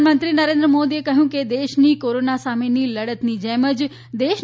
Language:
Gujarati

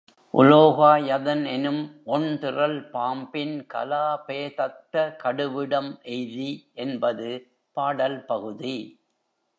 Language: Tamil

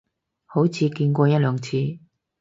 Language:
Cantonese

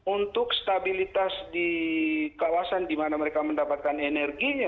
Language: Indonesian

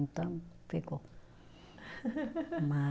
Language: Portuguese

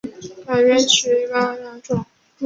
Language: Chinese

